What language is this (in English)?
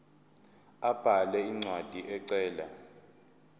Zulu